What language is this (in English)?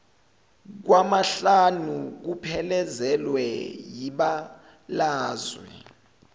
Zulu